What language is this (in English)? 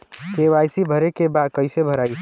Bhojpuri